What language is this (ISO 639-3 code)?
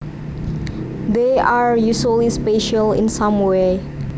jav